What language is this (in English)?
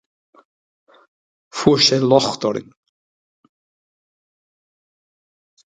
Irish